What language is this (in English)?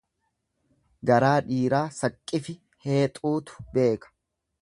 Oromo